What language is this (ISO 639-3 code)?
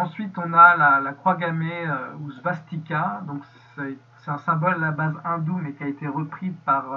fra